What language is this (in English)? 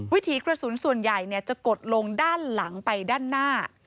Thai